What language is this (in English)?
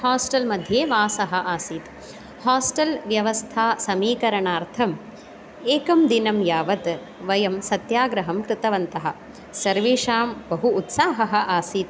Sanskrit